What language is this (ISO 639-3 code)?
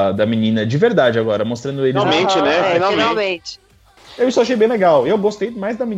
por